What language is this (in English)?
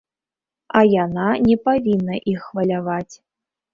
Belarusian